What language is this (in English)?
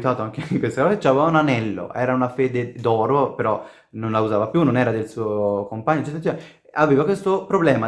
Italian